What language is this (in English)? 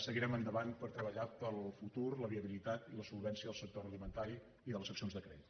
Catalan